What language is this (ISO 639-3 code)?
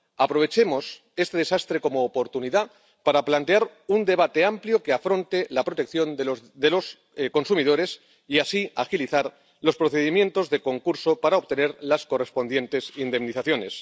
spa